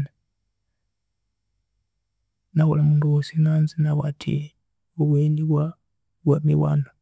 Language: Konzo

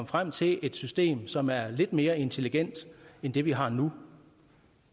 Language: Danish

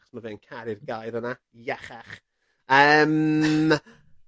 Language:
Welsh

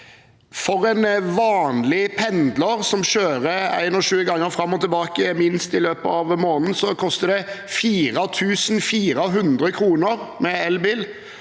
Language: Norwegian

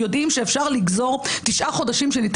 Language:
Hebrew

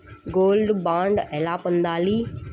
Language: Telugu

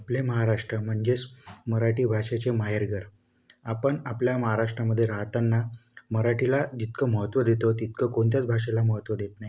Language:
Marathi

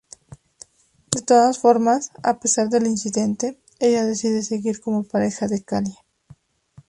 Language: Spanish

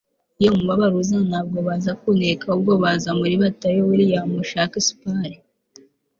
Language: Kinyarwanda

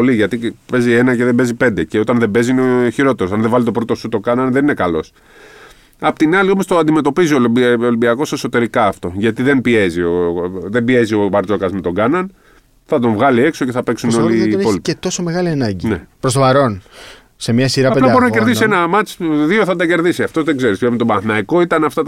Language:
Greek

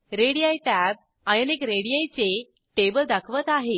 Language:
Marathi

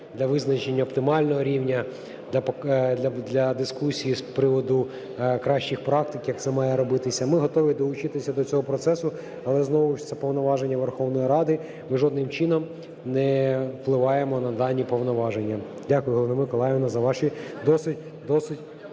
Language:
Ukrainian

